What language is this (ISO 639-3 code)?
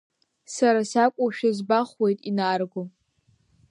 abk